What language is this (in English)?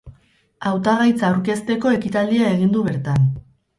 Basque